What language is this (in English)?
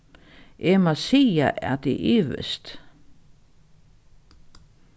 Faroese